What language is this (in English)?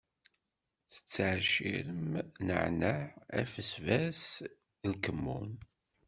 Kabyle